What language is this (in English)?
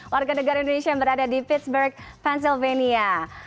Indonesian